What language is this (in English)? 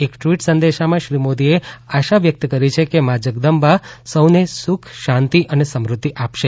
Gujarati